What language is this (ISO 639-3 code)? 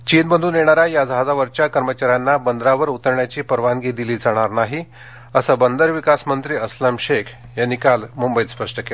mar